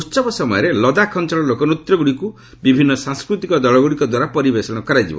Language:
Odia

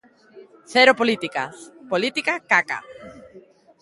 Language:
Galician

